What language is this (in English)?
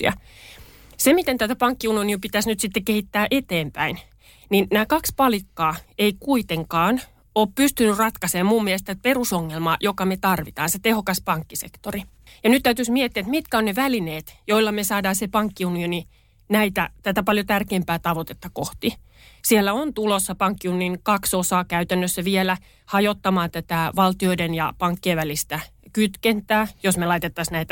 Finnish